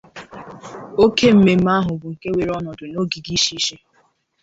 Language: Igbo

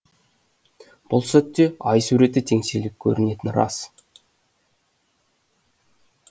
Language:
Kazakh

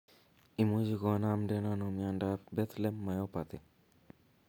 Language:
Kalenjin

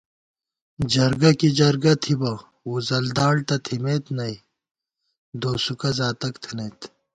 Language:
Gawar-Bati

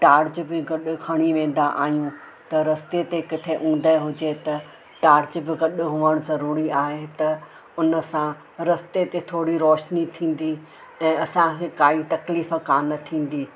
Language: Sindhi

